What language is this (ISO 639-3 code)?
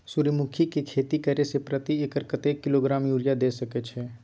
mai